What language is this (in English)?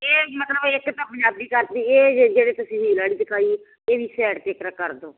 Punjabi